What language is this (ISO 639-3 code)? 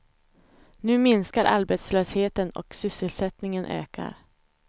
swe